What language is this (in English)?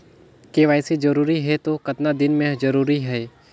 Chhattisgarhi